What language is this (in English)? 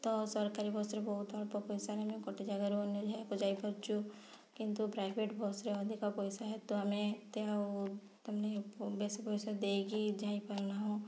Odia